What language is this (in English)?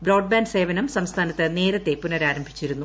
Malayalam